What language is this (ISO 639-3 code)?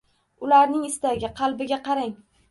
uzb